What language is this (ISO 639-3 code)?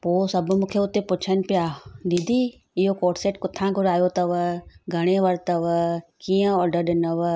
snd